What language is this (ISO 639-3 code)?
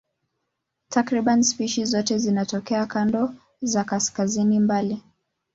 swa